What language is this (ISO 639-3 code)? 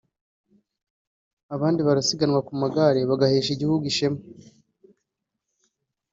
kin